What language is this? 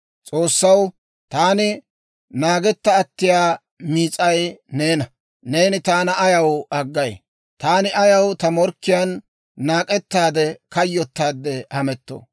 Dawro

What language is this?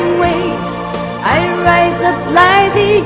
English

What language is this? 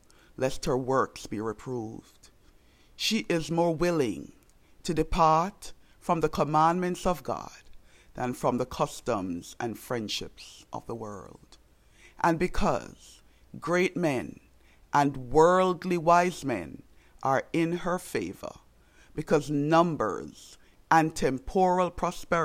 English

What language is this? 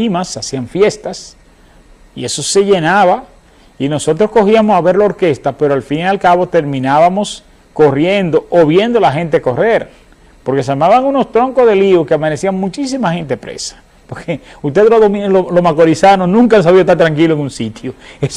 Spanish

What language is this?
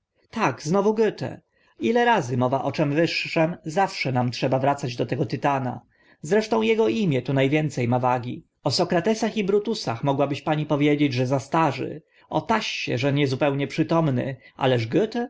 Polish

